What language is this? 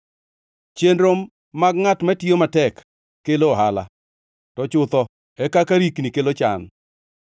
Luo (Kenya and Tanzania)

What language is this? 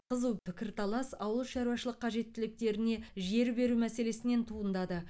Kazakh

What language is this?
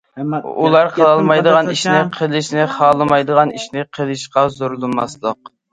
Uyghur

